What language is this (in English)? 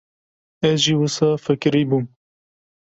Kurdish